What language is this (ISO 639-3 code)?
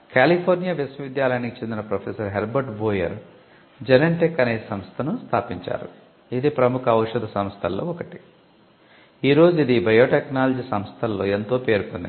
tel